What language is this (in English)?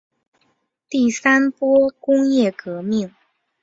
Chinese